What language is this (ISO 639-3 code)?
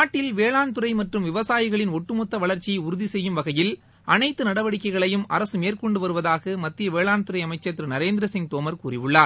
tam